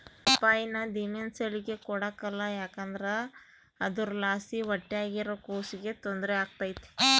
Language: Kannada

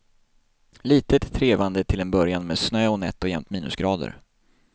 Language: Swedish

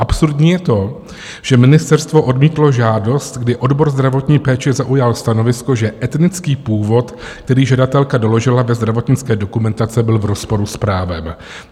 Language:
Czech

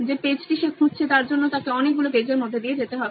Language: Bangla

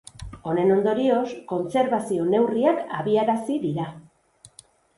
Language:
Basque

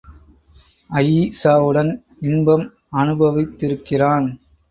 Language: Tamil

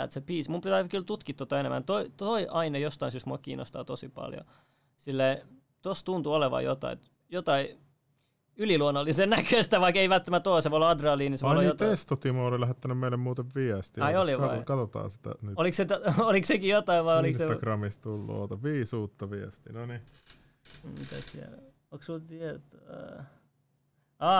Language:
Finnish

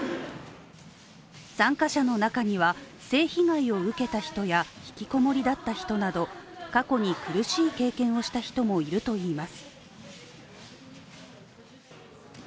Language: Japanese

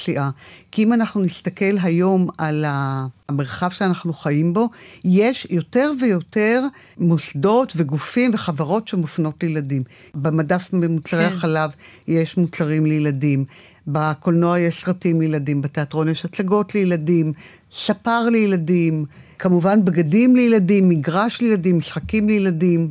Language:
Hebrew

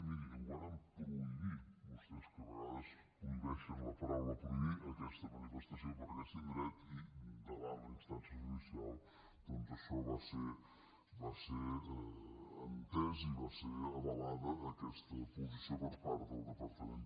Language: Catalan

